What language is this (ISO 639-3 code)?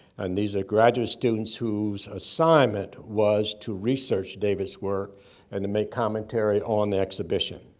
eng